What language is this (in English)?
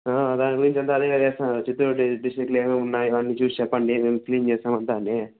Telugu